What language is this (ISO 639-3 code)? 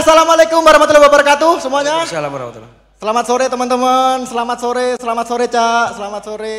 ind